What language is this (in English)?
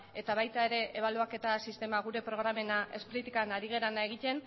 Basque